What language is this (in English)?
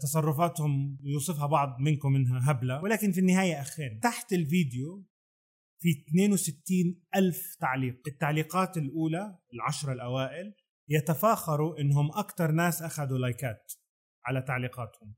Arabic